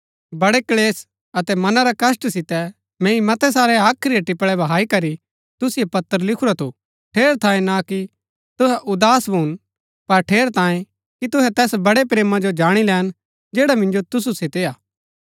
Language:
Gaddi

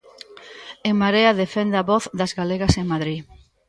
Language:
Galician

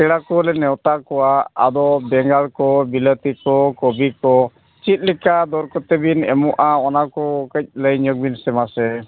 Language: Santali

